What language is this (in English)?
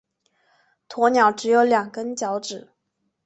Chinese